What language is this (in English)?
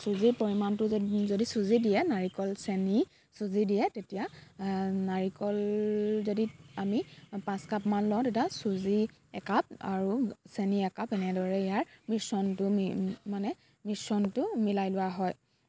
Assamese